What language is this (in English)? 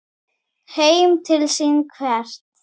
Icelandic